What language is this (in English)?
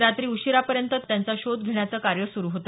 Marathi